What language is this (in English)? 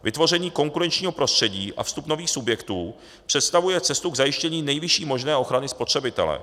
Czech